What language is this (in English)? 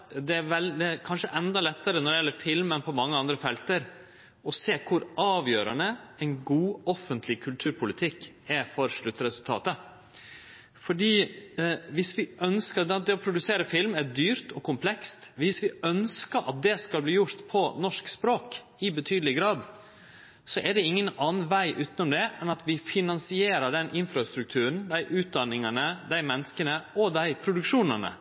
Norwegian Nynorsk